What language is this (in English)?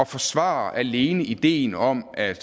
Danish